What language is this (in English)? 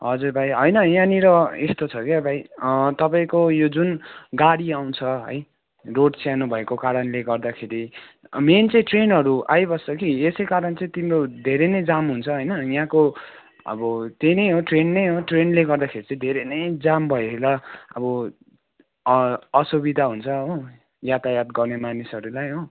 Nepali